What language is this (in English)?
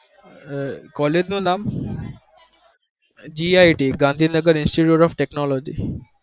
Gujarati